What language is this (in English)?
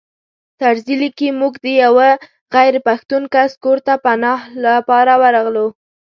Pashto